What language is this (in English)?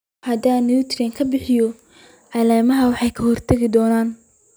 Somali